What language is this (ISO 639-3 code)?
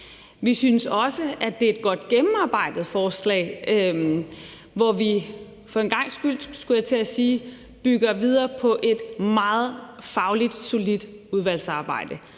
dan